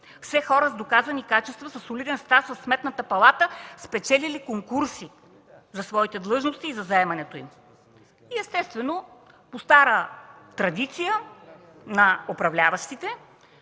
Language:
Bulgarian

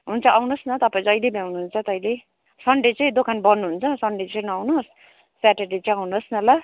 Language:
Nepali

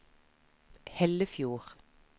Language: Norwegian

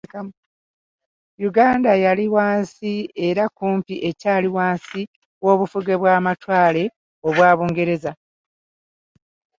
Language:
Ganda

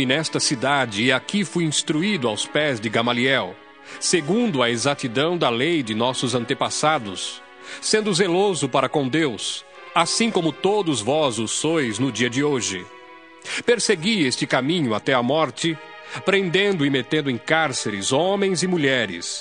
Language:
Portuguese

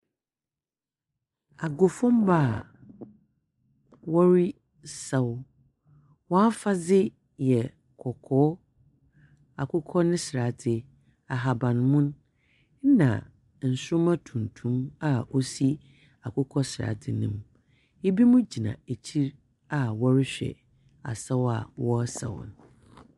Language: Akan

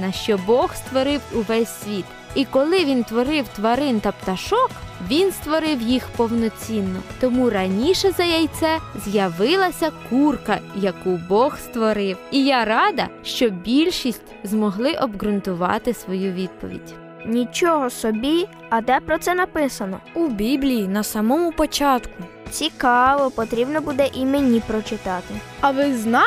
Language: Ukrainian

